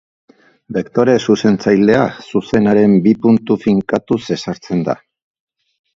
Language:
Basque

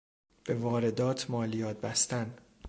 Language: Persian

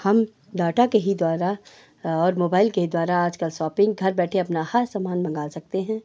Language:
Hindi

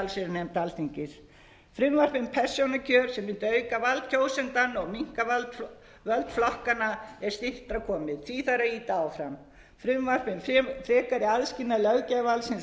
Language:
Icelandic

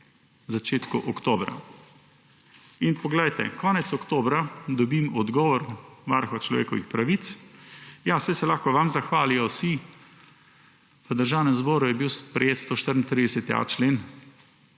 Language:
Slovenian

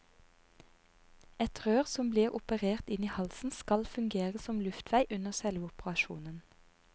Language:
Norwegian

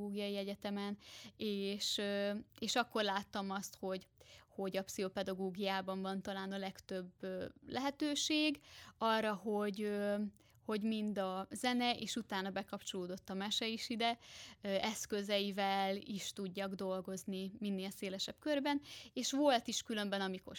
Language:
Hungarian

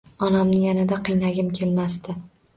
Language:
Uzbek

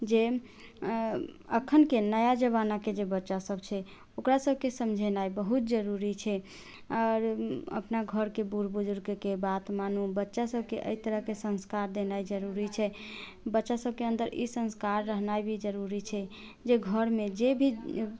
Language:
Maithili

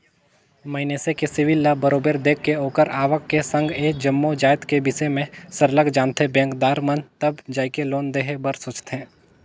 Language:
Chhattisgarhi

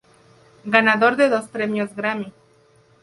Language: Spanish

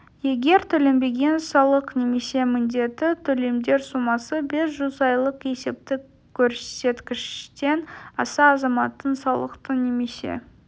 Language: Kazakh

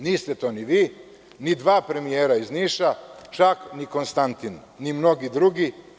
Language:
Serbian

